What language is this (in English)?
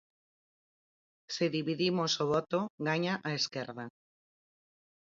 Galician